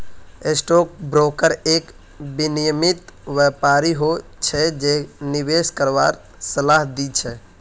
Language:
Magahi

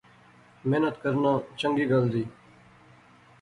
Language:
Pahari-Potwari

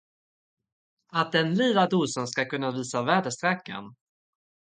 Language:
Swedish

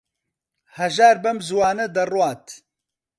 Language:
Central Kurdish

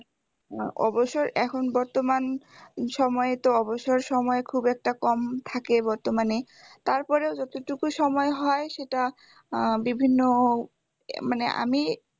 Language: Bangla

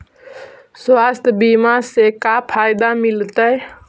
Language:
Magahi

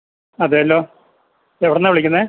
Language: Malayalam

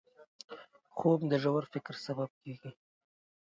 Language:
Pashto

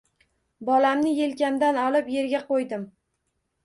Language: Uzbek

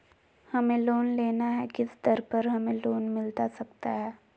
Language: Magahi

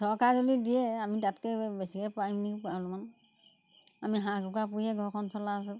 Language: Assamese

